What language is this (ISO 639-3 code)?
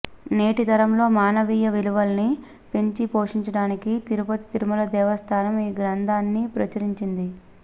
tel